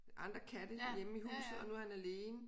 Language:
Danish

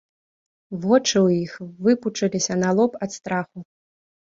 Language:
Belarusian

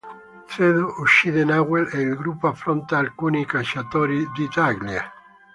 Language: Italian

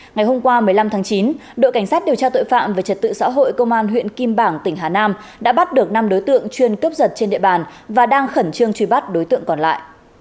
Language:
Vietnamese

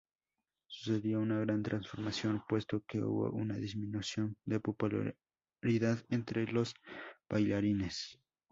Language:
Spanish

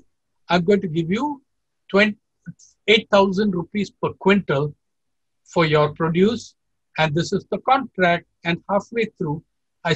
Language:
English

